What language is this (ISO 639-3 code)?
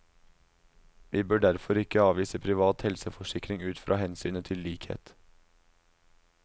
nor